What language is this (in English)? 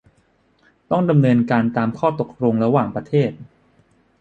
Thai